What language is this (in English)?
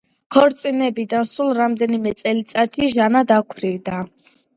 Georgian